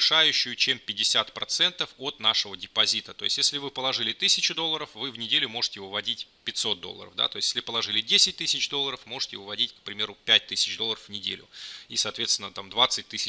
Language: Russian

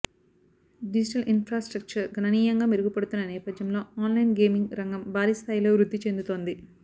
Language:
Telugu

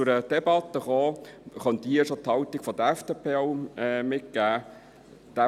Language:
Swiss German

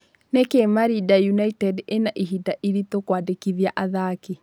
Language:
Kikuyu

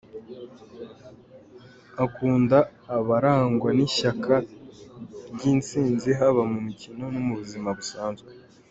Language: Kinyarwanda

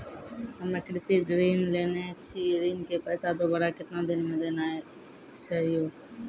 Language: Maithili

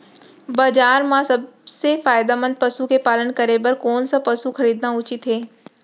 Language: Chhattisgarhi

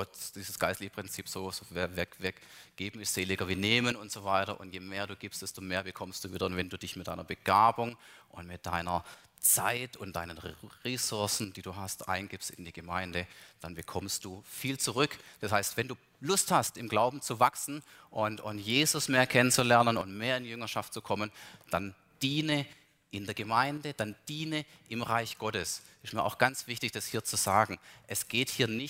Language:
German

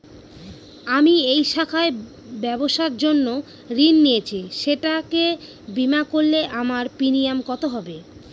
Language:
Bangla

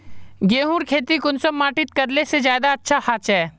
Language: Magahi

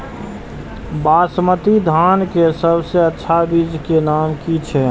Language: Maithili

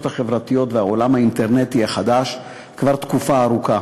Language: Hebrew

